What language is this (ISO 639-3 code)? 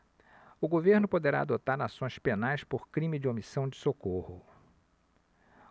por